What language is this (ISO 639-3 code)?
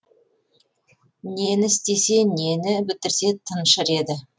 kaz